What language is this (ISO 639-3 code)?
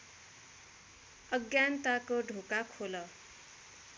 nep